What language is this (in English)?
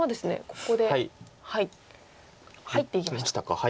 Japanese